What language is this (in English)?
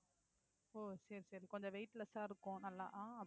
Tamil